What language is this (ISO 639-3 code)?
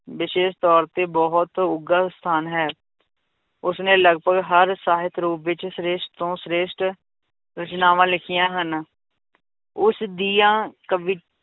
pan